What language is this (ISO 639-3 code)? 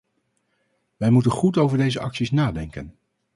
nld